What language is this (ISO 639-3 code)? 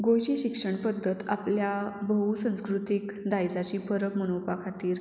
kok